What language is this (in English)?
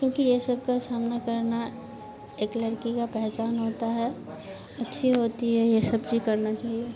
Hindi